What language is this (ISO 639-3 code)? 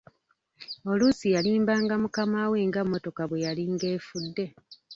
lug